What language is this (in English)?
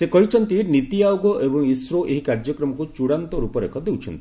Odia